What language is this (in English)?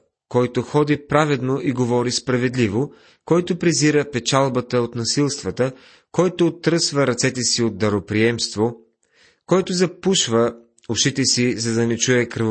Bulgarian